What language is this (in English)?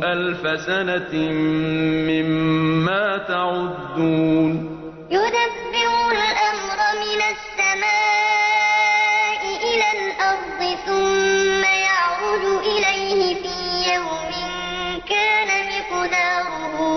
Arabic